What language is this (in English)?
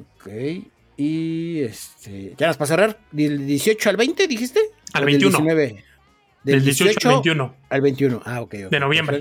Spanish